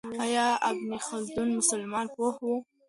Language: Pashto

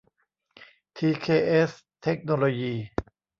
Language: Thai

